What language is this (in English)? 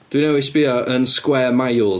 Welsh